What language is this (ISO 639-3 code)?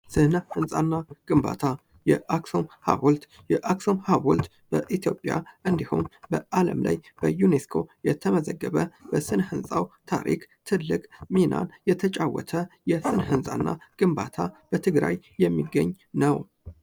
amh